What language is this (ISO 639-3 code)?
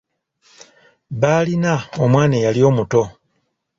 lug